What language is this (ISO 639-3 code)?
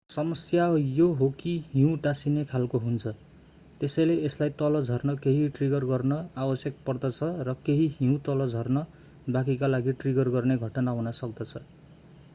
nep